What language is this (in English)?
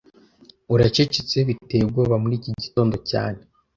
Kinyarwanda